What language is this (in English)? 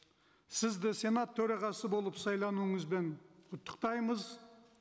Kazakh